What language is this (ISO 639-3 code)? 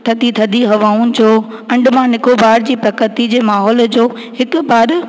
snd